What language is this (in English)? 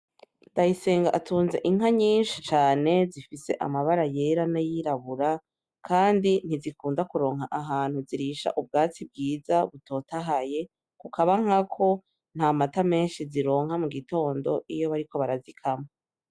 Rundi